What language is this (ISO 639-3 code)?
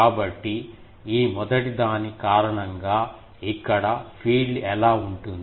tel